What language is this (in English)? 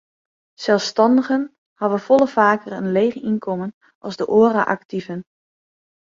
Western Frisian